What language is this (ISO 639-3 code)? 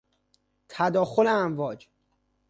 fas